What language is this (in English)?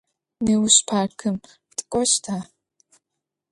Adyghe